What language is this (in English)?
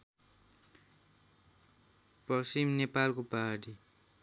Nepali